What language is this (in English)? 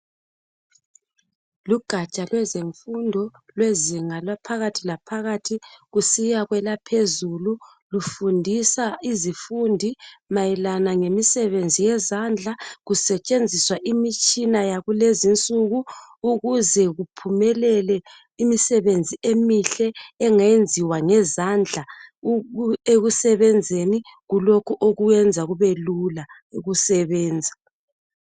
North Ndebele